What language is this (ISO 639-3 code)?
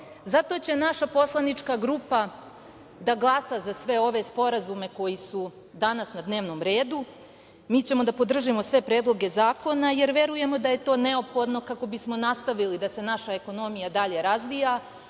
srp